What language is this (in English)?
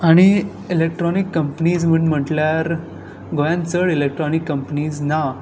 Konkani